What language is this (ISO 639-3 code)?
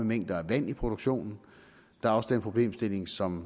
dan